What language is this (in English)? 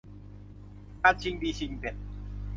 Thai